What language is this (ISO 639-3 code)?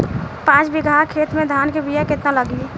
bho